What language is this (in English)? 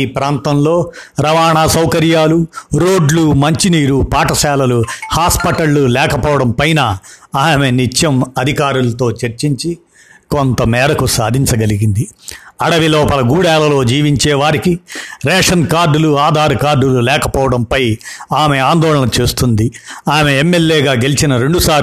Telugu